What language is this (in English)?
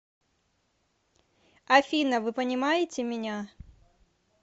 Russian